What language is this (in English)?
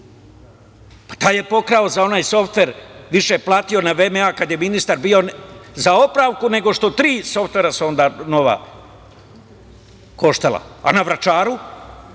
Serbian